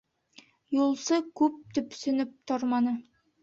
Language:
Bashkir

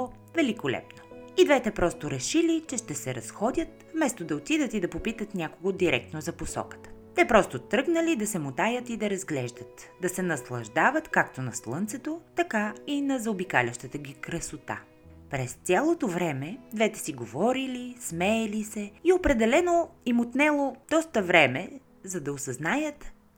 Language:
Bulgarian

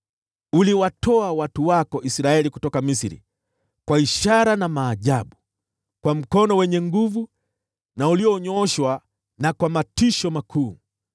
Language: Swahili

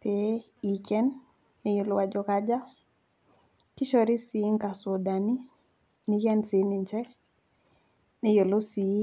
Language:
Masai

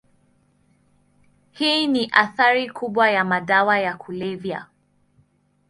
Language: Swahili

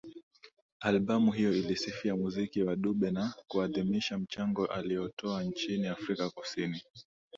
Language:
Swahili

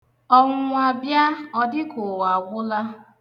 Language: Igbo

